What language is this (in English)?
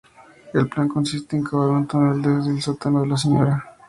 Spanish